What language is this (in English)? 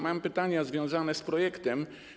Polish